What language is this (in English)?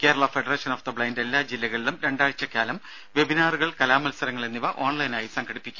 Malayalam